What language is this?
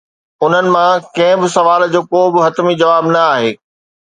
Sindhi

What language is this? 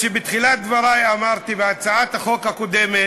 Hebrew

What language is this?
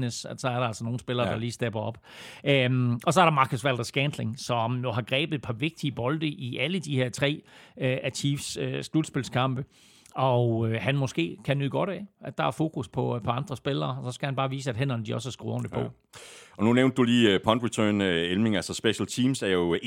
Danish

